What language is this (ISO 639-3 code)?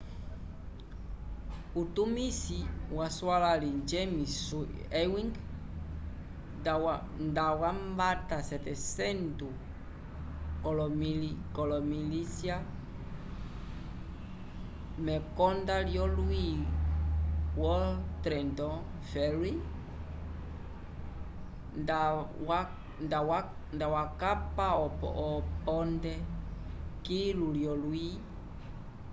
umb